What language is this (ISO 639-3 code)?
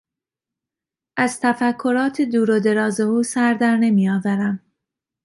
fas